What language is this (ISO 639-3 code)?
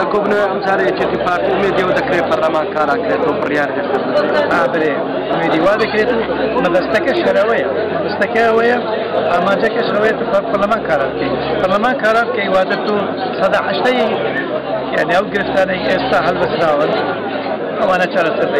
ara